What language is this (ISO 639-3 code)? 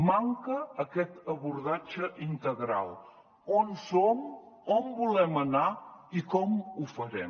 cat